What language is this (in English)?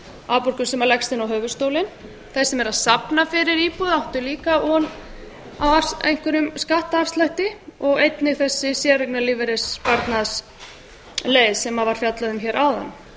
Icelandic